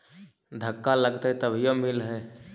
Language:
Magahi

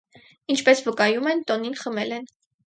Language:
Armenian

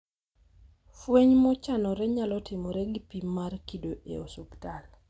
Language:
Luo (Kenya and Tanzania)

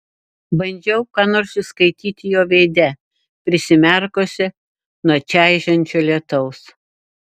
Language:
Lithuanian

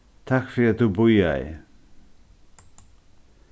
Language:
Faroese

